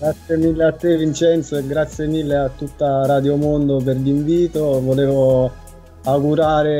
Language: Italian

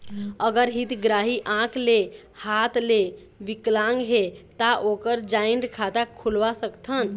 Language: Chhattisgarhi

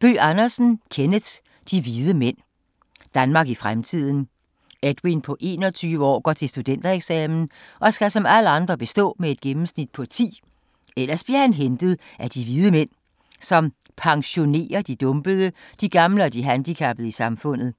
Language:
Danish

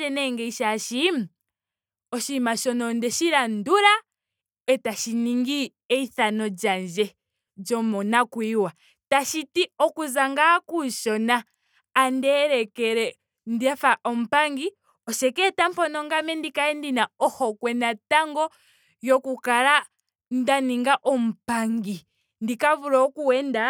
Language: Ndonga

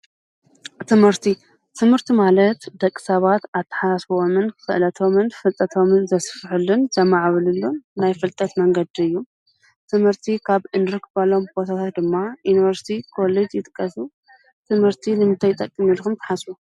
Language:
Tigrinya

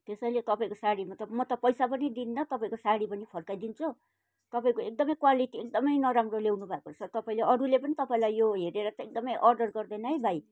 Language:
Nepali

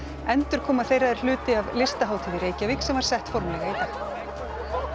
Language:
Icelandic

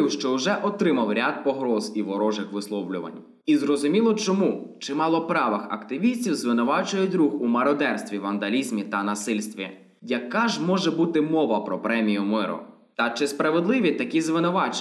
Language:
Ukrainian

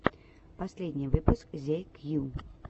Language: Russian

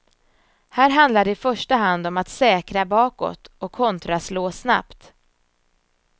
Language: Swedish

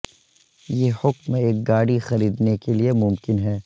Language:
Urdu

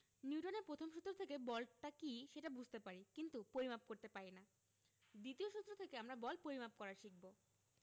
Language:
Bangla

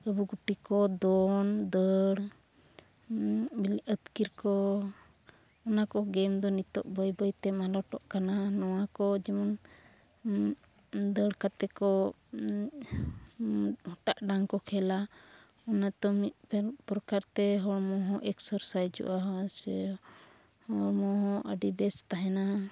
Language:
Santali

